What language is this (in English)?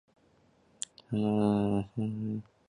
Chinese